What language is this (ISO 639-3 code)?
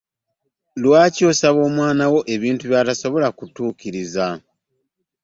lug